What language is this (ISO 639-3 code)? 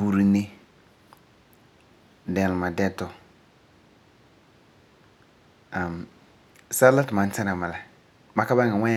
gur